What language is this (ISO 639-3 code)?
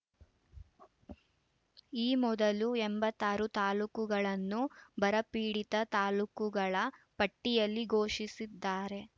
kan